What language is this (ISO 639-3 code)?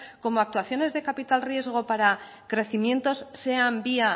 spa